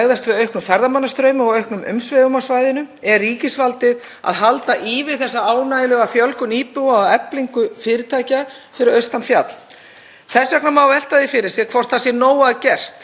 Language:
Icelandic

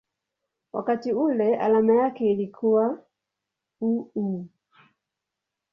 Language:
Swahili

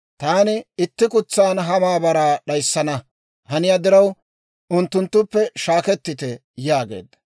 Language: Dawro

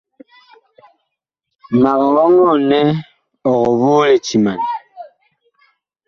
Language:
Bakoko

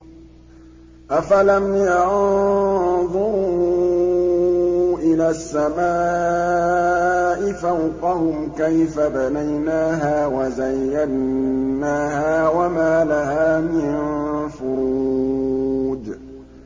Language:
Arabic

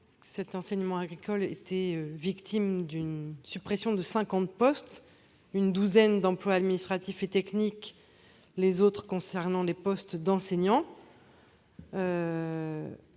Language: French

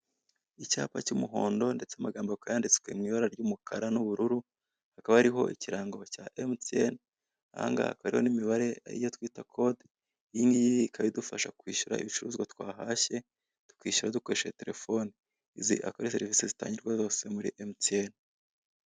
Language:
Kinyarwanda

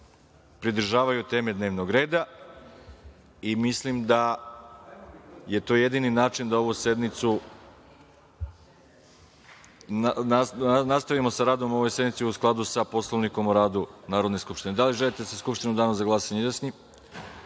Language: Serbian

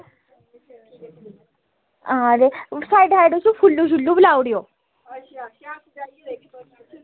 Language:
Dogri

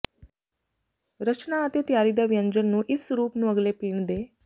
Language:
Punjabi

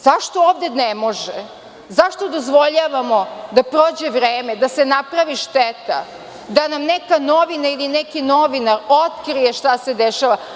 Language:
Serbian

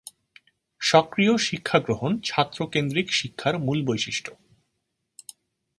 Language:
Bangla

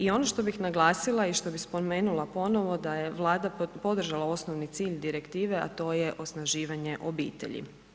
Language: Croatian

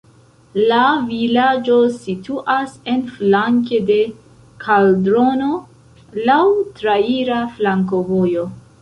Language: Esperanto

